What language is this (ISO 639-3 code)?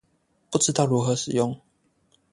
zho